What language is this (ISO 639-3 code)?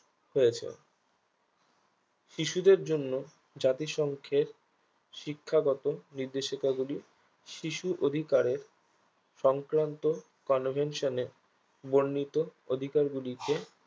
ben